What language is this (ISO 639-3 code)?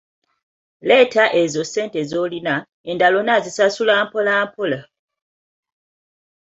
lug